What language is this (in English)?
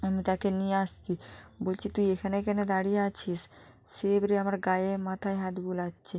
Bangla